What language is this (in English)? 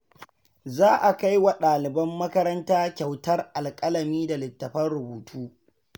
Hausa